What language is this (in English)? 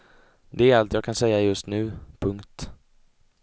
Swedish